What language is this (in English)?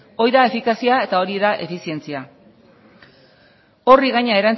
Basque